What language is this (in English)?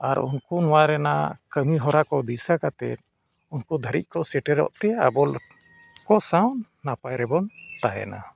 Santali